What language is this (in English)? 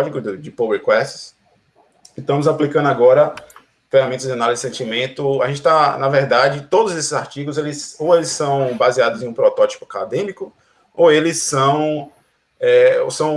Portuguese